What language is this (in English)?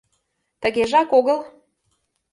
Mari